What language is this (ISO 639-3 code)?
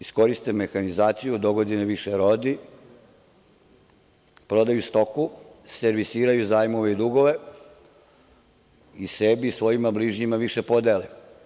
srp